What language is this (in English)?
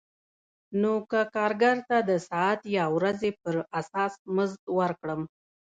Pashto